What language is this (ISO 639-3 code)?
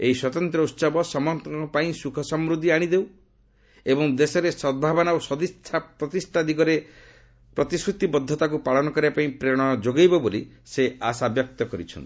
ori